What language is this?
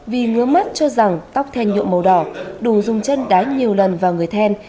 Vietnamese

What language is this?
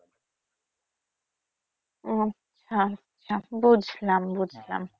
Bangla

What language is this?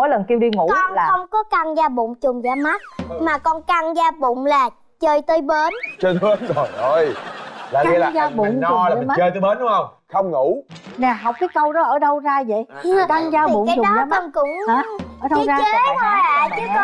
Vietnamese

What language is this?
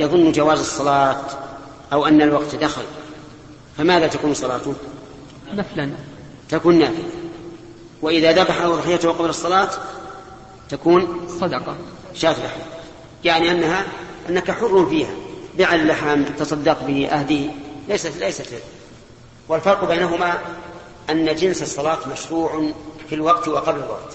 Arabic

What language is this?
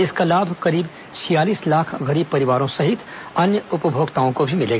Hindi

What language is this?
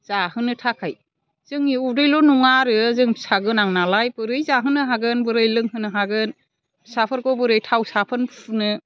Bodo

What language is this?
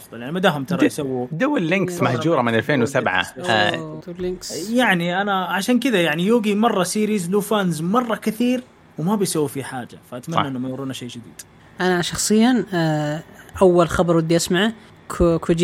Arabic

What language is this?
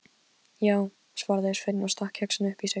Icelandic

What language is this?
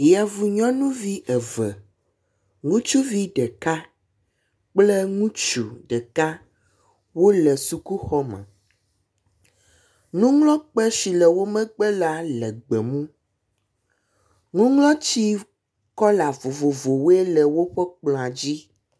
Ewe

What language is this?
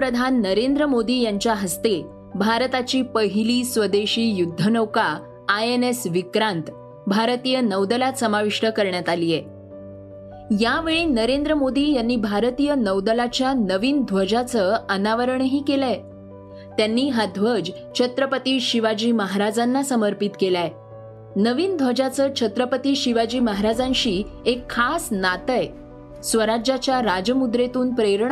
Marathi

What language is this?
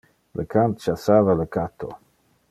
Interlingua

